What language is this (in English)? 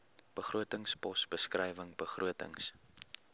Afrikaans